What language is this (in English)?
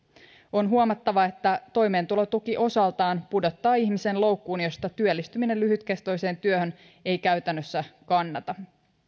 Finnish